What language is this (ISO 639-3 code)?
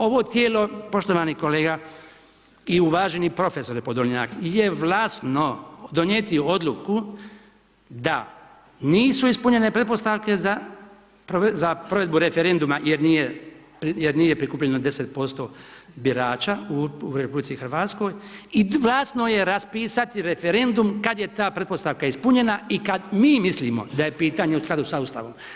hrv